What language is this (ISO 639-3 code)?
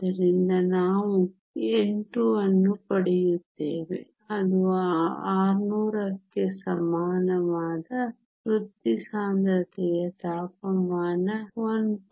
kan